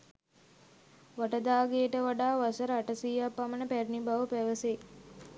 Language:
Sinhala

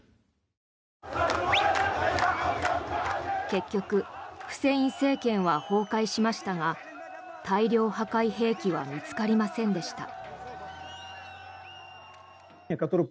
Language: Japanese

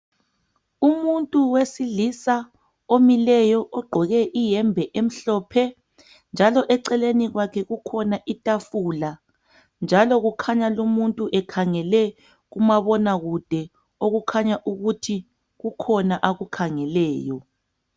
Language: North Ndebele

